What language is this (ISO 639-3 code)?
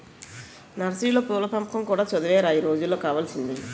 tel